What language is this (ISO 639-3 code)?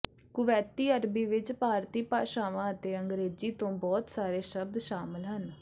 pan